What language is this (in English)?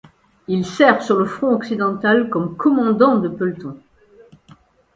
French